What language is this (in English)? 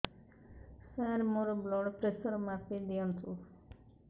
Odia